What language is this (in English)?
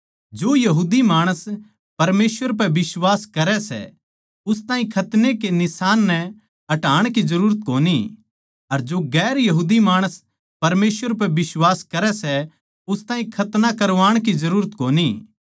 Haryanvi